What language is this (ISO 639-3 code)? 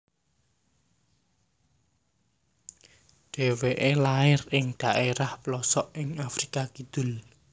jav